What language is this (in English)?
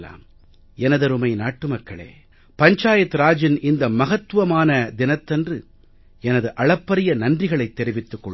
Tamil